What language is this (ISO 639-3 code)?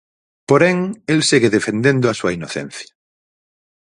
glg